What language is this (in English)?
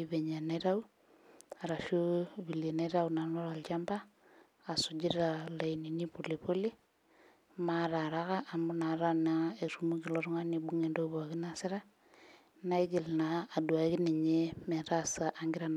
Masai